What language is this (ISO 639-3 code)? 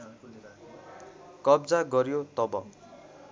nep